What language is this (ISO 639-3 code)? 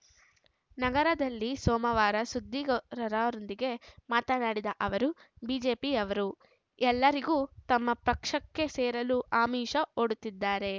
kan